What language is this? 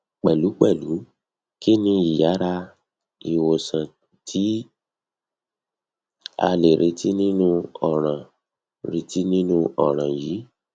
Yoruba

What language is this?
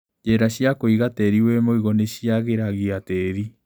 Kikuyu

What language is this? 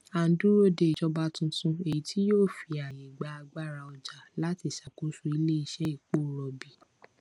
Yoruba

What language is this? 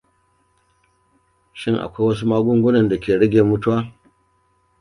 Hausa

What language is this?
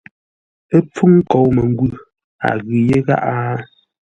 Ngombale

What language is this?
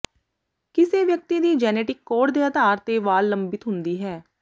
Punjabi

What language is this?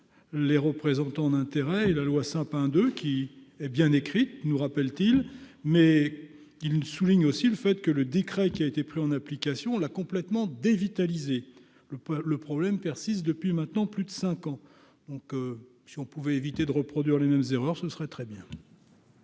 French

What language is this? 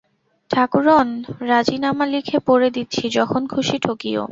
Bangla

